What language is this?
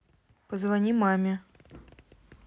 Russian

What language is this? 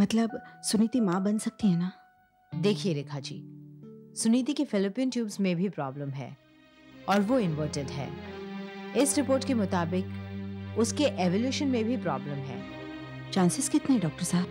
Hindi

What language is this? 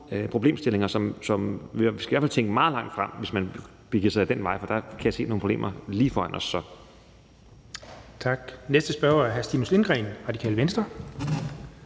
Danish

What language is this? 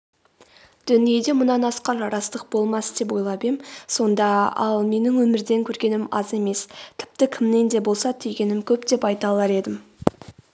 Kazakh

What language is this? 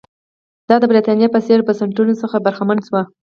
Pashto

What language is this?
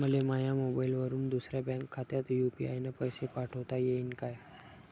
Marathi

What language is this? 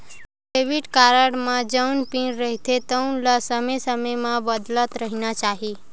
Chhattisgarhi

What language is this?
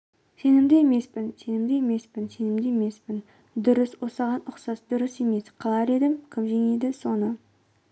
Kazakh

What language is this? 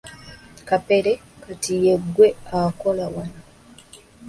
Ganda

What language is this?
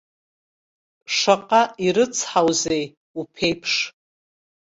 Abkhazian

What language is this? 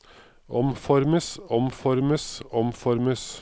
Norwegian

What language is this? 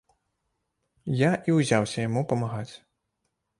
Belarusian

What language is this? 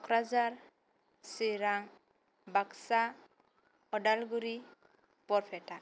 Bodo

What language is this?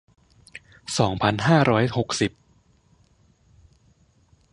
Thai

